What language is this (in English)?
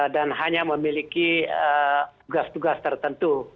Indonesian